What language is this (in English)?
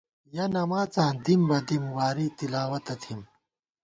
Gawar-Bati